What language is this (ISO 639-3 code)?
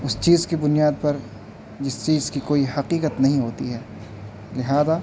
urd